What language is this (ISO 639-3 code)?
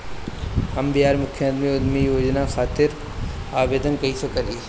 bho